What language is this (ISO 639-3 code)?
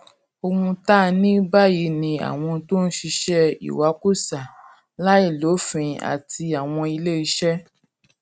yor